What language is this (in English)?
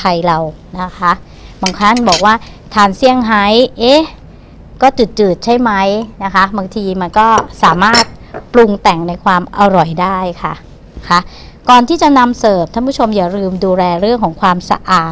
Thai